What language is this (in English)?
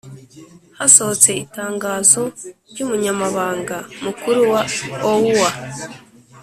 Kinyarwanda